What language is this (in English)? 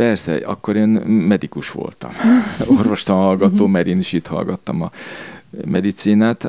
Hungarian